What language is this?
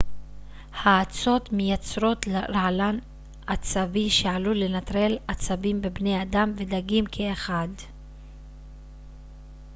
Hebrew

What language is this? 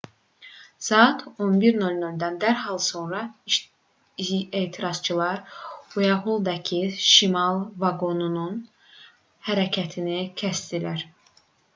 Azerbaijani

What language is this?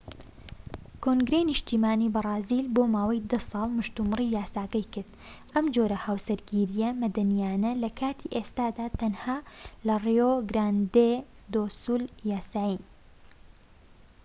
Central Kurdish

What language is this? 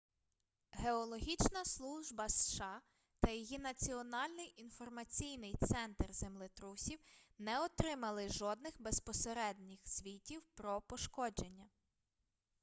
Ukrainian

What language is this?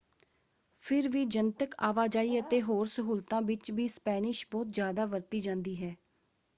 Punjabi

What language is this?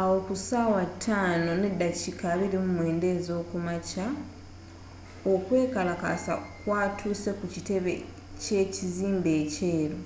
Ganda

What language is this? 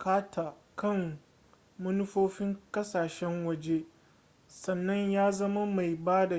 Hausa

